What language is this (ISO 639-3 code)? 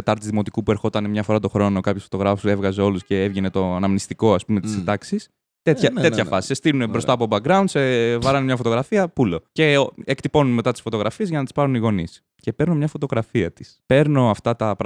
ell